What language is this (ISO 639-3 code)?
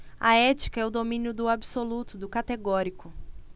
por